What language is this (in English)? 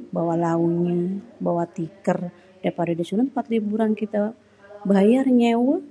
Betawi